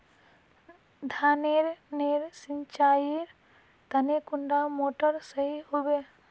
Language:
Magahi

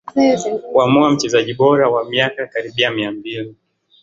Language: Swahili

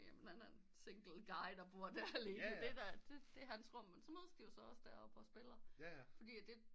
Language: Danish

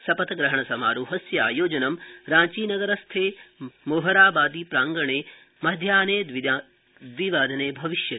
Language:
Sanskrit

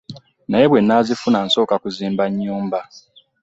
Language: Ganda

